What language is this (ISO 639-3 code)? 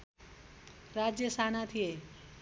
nep